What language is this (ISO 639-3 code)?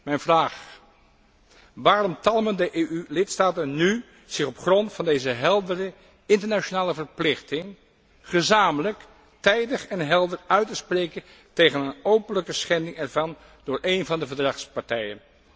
nld